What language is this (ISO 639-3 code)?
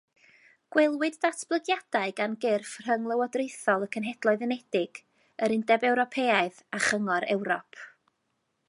cym